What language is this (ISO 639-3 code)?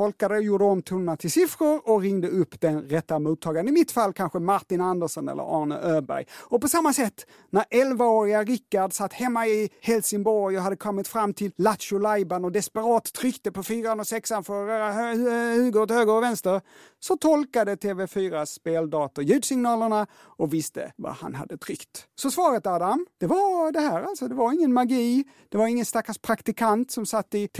swe